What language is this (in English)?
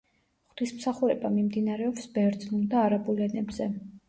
Georgian